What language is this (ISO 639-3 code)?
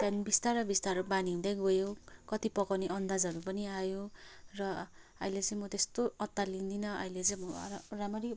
nep